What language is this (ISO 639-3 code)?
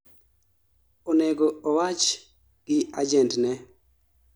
luo